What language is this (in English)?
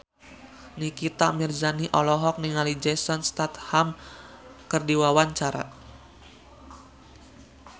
Sundanese